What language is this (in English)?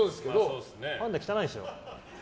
Japanese